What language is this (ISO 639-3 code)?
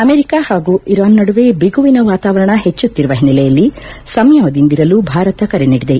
kan